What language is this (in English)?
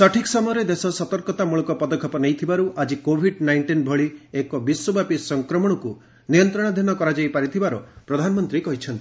Odia